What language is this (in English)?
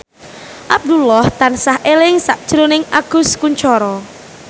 Javanese